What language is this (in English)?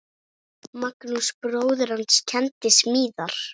Icelandic